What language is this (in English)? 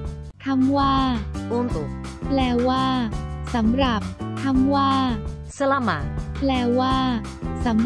Thai